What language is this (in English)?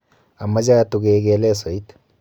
Kalenjin